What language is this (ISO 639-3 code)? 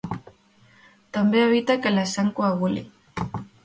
cat